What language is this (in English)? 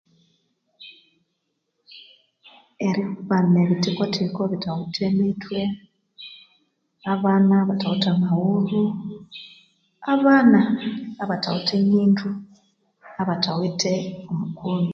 Konzo